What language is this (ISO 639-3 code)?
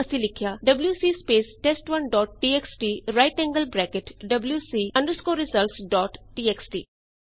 pan